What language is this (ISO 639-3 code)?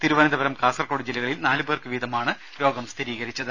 mal